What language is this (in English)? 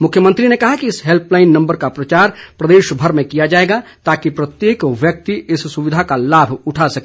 Hindi